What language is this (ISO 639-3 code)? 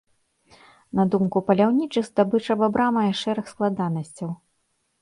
bel